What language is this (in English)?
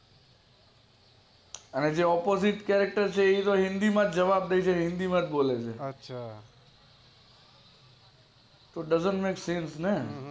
Gujarati